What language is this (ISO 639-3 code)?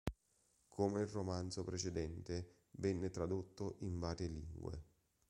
ita